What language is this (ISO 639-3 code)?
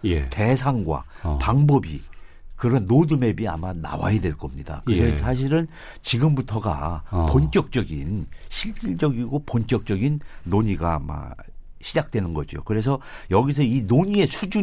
kor